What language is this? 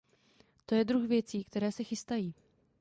Czech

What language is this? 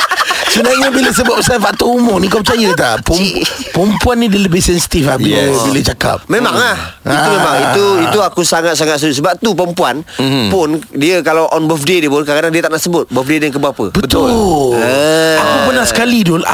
Malay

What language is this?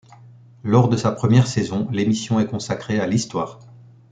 French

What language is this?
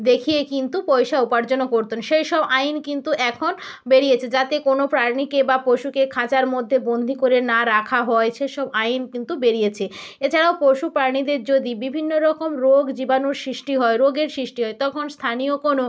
Bangla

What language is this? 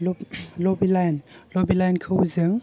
Bodo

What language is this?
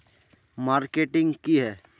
Magahi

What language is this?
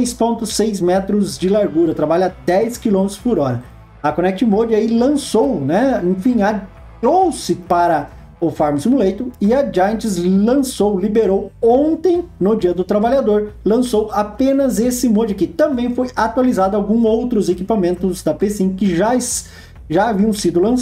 Portuguese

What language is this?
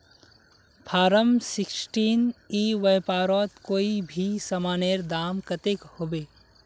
Magahi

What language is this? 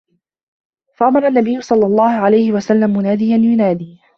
Arabic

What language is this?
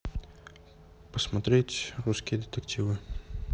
Russian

